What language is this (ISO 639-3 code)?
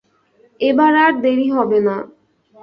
ben